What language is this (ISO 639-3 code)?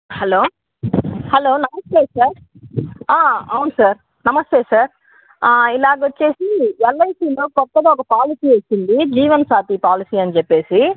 tel